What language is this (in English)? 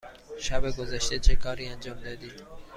Persian